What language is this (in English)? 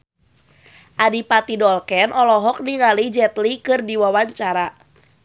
Sundanese